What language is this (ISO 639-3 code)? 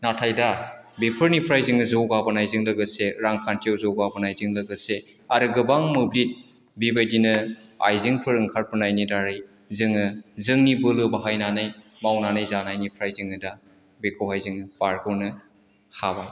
brx